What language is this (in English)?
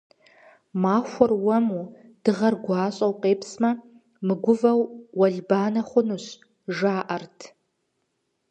Kabardian